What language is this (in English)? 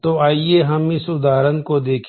Hindi